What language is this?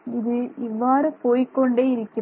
Tamil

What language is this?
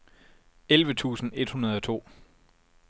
Danish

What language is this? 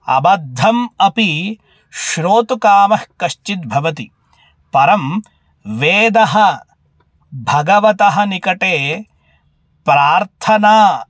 Sanskrit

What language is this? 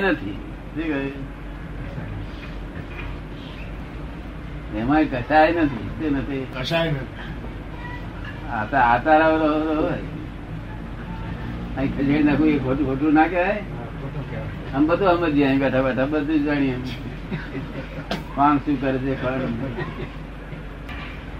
Gujarati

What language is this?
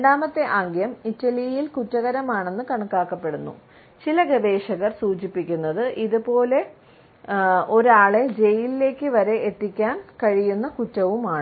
Malayalam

